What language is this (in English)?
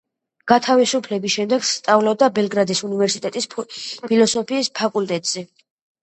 Georgian